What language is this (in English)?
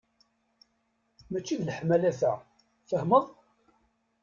Kabyle